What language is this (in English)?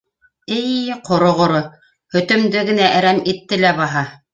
Bashkir